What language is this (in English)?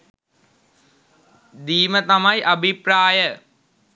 Sinhala